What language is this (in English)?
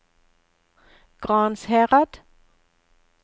Norwegian